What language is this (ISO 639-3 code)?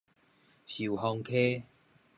nan